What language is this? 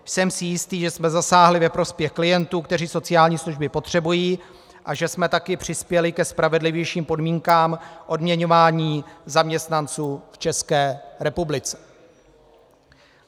Czech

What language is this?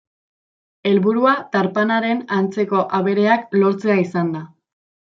Basque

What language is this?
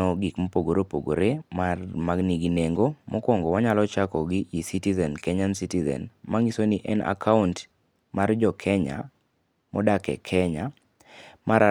Luo (Kenya and Tanzania)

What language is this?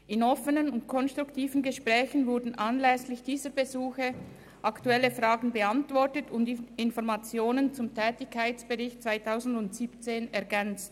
Swiss German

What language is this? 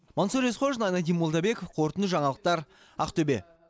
Kazakh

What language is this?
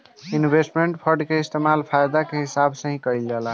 Bhojpuri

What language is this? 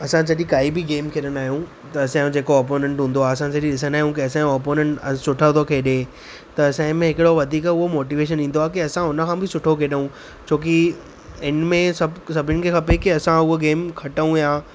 Sindhi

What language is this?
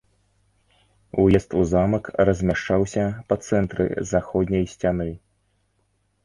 Belarusian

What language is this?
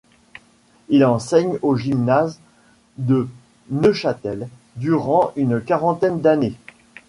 French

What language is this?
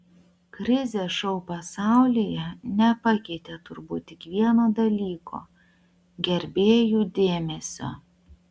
Lithuanian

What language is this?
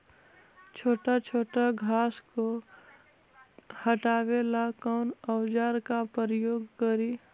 Magahi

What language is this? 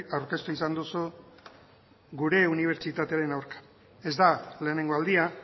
Basque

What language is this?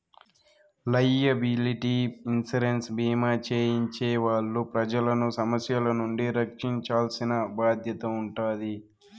Telugu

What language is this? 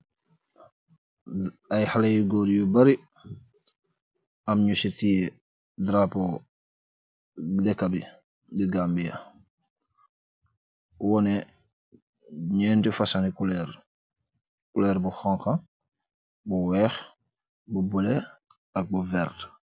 Wolof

